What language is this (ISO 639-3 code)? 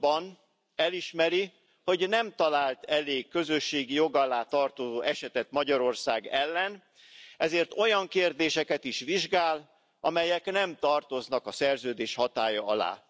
hun